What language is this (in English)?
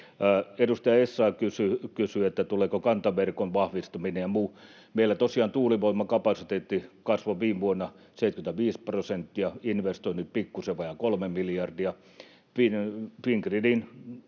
Finnish